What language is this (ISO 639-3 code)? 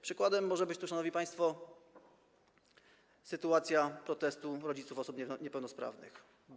pol